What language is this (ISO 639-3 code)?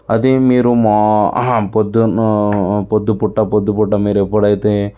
tel